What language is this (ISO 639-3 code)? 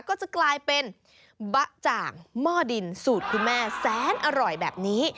tha